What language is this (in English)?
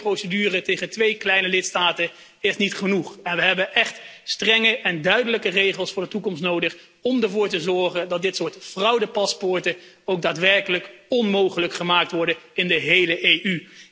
Dutch